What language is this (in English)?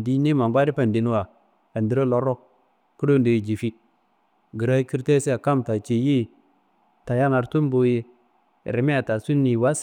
Kanembu